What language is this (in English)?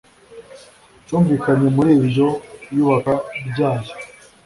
Kinyarwanda